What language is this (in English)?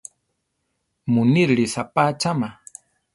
Central Tarahumara